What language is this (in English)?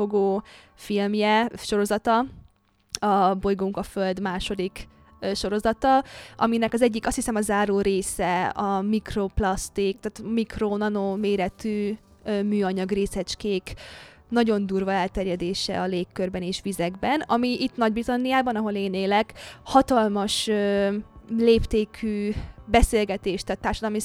Hungarian